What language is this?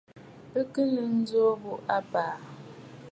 Bafut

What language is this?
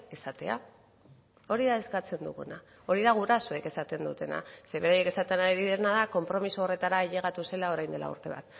Basque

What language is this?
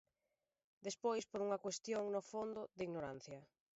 Galician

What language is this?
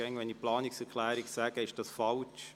Swiss German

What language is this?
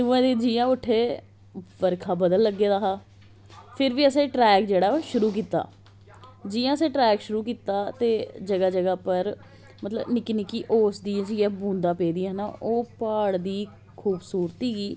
Dogri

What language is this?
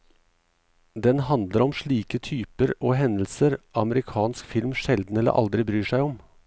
Norwegian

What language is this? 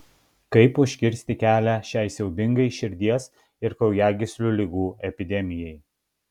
Lithuanian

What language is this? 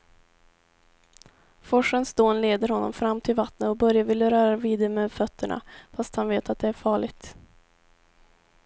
Swedish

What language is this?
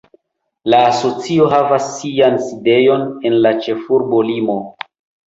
Esperanto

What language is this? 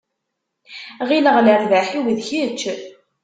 Kabyle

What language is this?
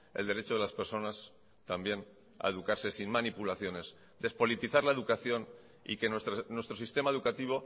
Spanish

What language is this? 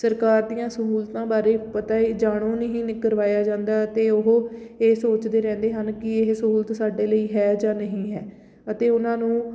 Punjabi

